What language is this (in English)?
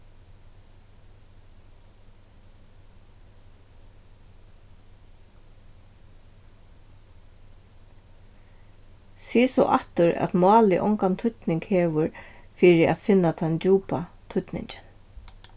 Faroese